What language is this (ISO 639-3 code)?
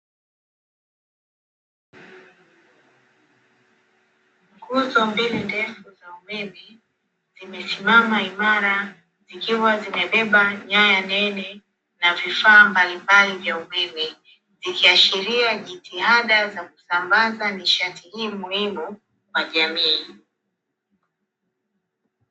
swa